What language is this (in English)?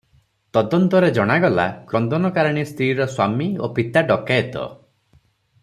Odia